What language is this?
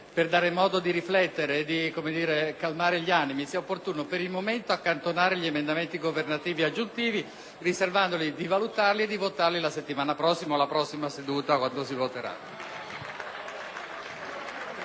Italian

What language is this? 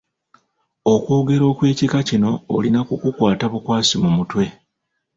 Ganda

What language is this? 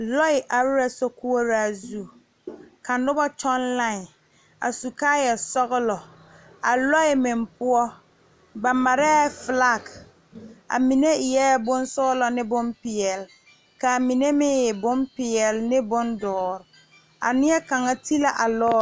Southern Dagaare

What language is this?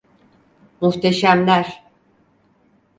Turkish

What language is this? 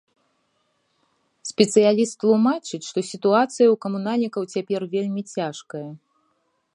Belarusian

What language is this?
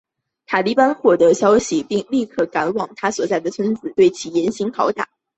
Chinese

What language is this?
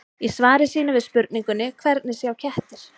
Icelandic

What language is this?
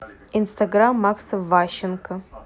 Russian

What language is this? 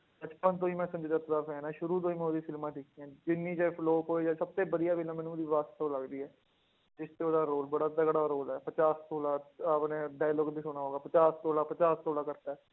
Punjabi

